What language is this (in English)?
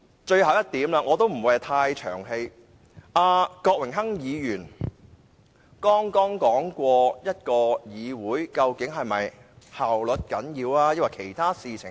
Cantonese